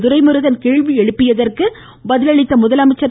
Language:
Tamil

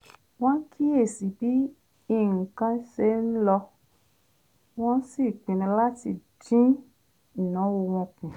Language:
Yoruba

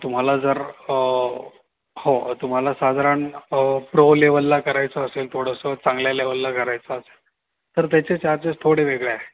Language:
Marathi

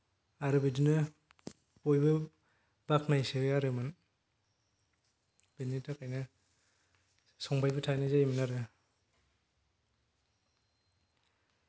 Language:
Bodo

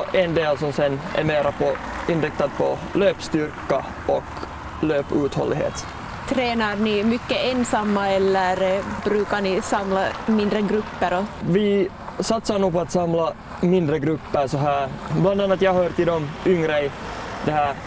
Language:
Swedish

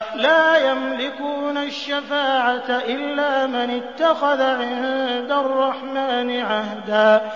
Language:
Arabic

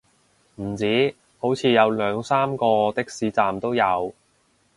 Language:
Cantonese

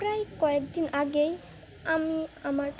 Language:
Bangla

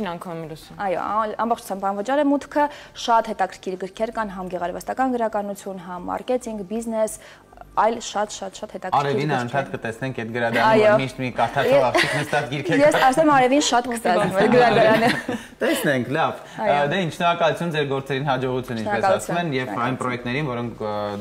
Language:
Romanian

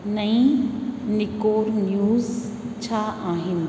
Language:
Sindhi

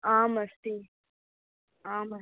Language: Sanskrit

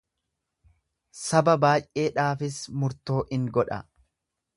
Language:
Oromo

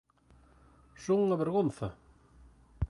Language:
Galician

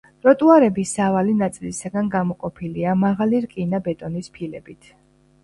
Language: Georgian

